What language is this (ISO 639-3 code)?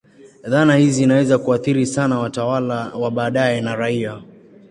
swa